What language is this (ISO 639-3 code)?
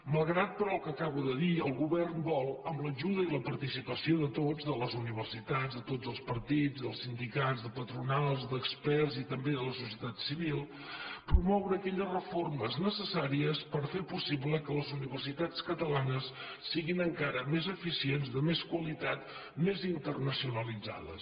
cat